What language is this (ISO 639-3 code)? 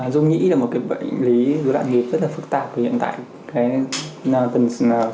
vie